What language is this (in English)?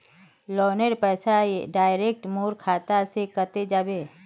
Magahi